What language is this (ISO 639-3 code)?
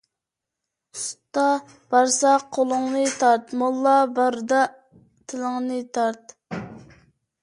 uig